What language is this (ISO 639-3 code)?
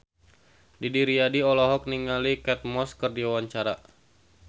sun